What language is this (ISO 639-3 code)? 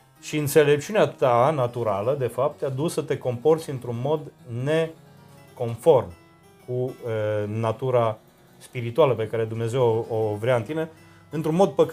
ron